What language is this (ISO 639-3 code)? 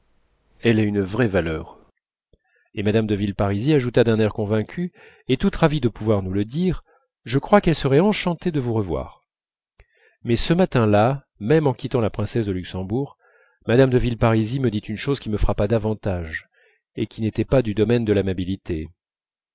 fra